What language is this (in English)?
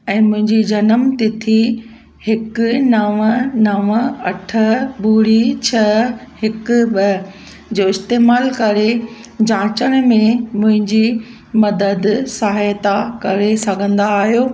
Sindhi